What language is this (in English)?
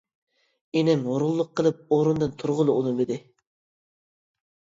Uyghur